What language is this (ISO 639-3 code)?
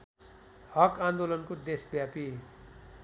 nep